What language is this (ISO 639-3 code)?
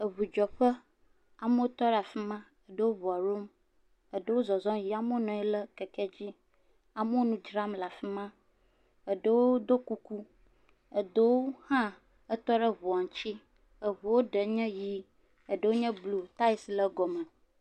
ewe